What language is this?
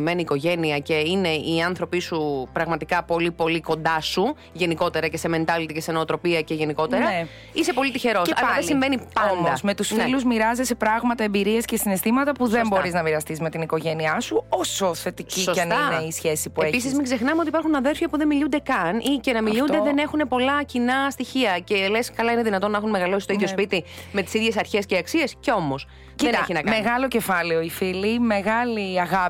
Greek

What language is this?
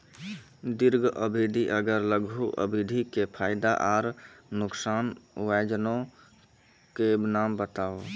Maithili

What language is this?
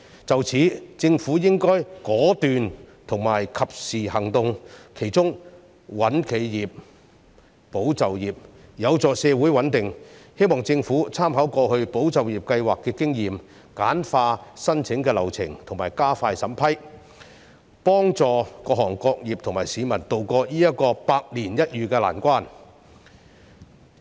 Cantonese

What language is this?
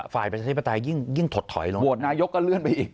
Thai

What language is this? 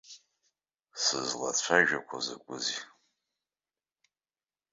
Abkhazian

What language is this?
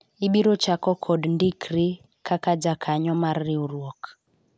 Luo (Kenya and Tanzania)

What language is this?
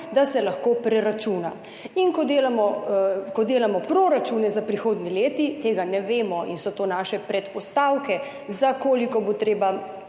Slovenian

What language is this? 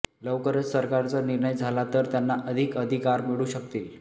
Marathi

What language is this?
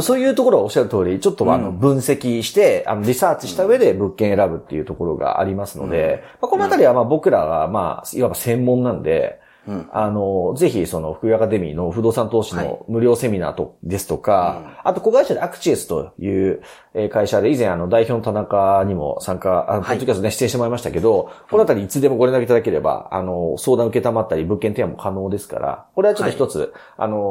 Japanese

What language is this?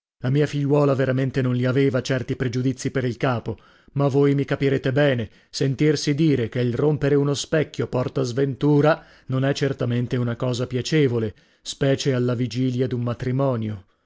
Italian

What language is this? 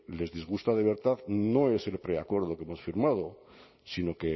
Spanish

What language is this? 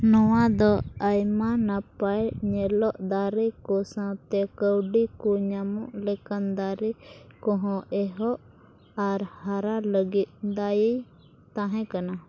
Santali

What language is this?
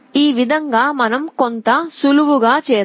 Telugu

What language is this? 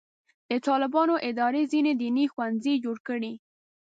Pashto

